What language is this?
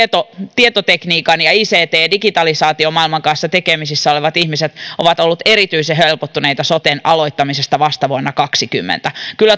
Finnish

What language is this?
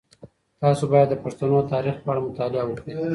Pashto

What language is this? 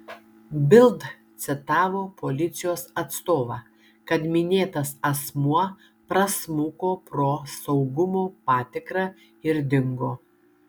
Lithuanian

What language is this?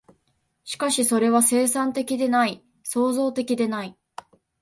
Japanese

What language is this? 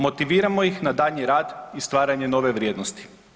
Croatian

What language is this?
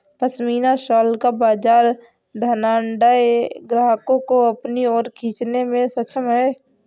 Hindi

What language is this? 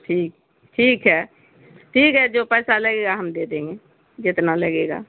Urdu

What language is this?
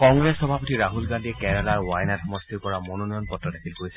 Assamese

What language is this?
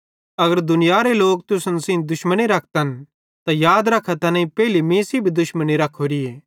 Bhadrawahi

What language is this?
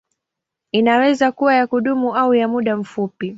Swahili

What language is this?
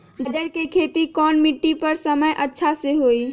Magahi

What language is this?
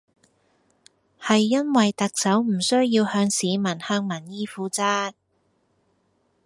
Cantonese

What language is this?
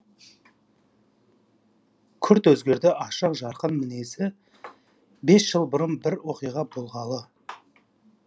Kazakh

